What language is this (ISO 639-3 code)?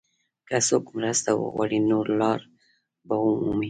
pus